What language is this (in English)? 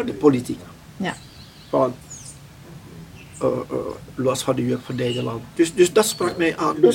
Dutch